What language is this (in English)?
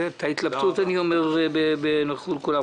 Hebrew